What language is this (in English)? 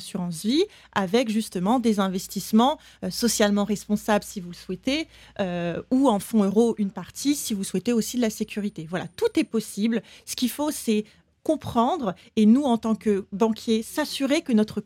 French